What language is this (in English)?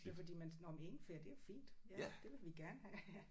Danish